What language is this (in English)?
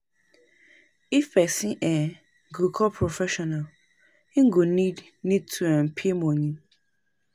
Nigerian Pidgin